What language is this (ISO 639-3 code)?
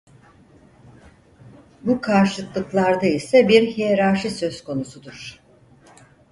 tur